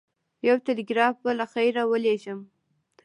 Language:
Pashto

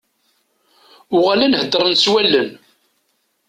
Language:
Kabyle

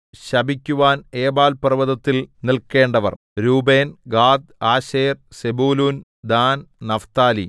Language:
Malayalam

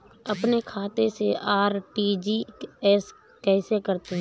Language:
Hindi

